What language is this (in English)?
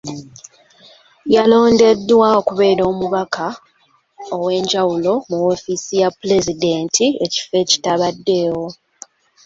Ganda